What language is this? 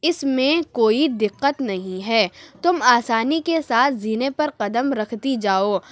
Urdu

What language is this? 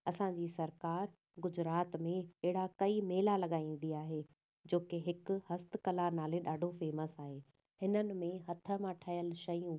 Sindhi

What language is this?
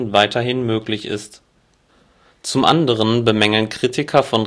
German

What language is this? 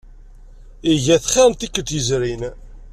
Kabyle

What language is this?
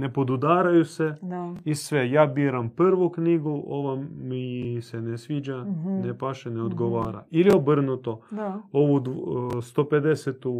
Croatian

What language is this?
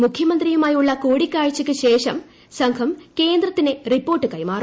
Malayalam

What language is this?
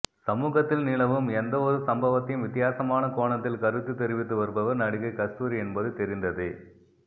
Tamil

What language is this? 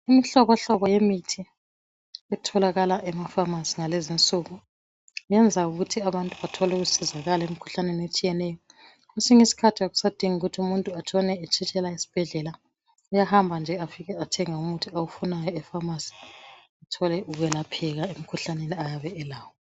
North Ndebele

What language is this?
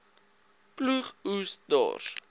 Afrikaans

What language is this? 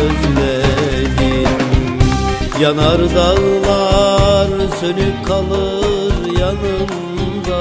Turkish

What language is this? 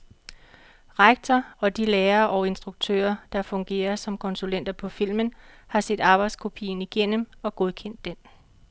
Danish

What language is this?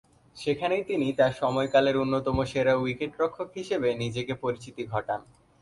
Bangla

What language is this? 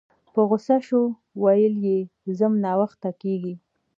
Pashto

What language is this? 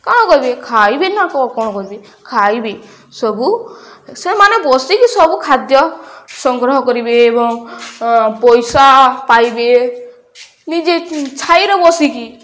Odia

